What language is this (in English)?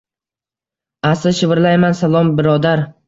Uzbek